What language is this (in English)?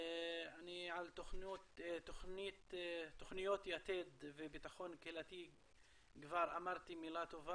Hebrew